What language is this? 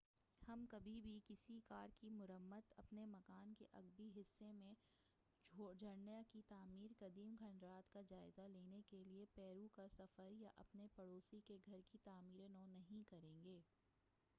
Urdu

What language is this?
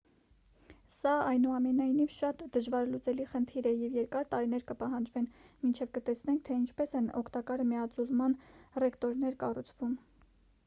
Armenian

